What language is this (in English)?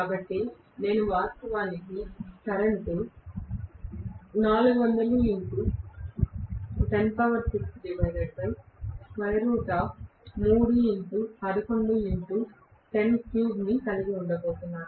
Telugu